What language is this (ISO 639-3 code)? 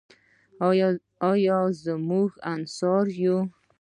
pus